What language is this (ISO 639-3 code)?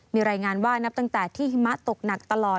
tha